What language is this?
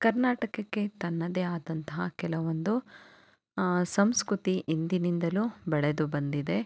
Kannada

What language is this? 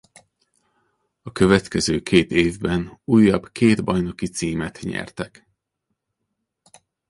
Hungarian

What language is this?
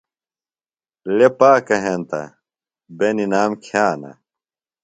Phalura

